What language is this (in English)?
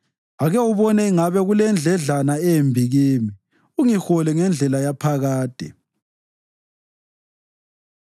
North Ndebele